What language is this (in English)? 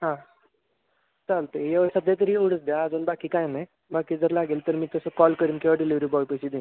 Marathi